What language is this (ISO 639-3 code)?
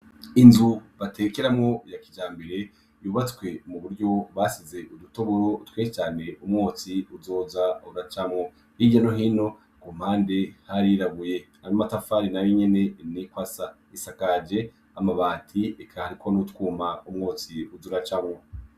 run